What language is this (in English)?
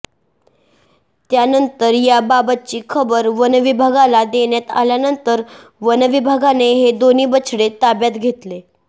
Marathi